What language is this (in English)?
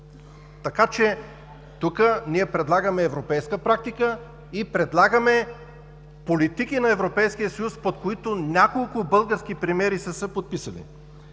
Bulgarian